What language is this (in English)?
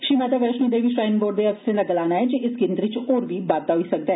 Dogri